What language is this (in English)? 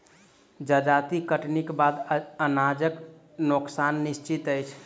Maithili